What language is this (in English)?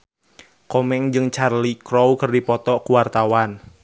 Sundanese